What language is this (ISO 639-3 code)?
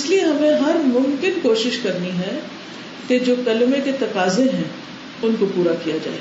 urd